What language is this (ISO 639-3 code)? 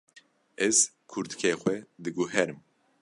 kur